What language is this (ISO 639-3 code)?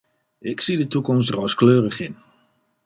nld